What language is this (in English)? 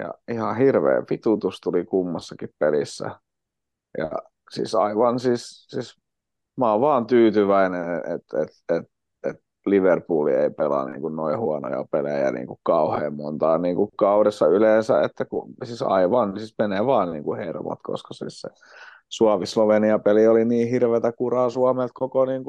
Finnish